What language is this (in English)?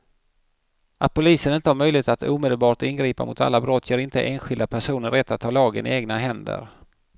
Swedish